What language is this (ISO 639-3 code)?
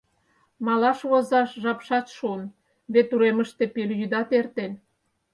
chm